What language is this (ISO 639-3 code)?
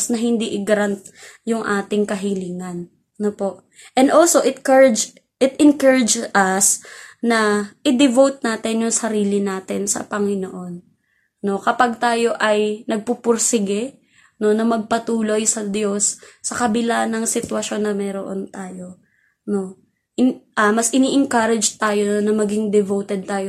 fil